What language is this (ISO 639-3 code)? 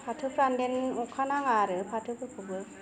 brx